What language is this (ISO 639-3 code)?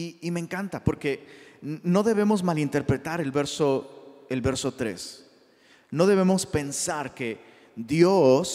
spa